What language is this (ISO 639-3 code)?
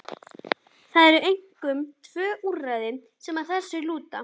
isl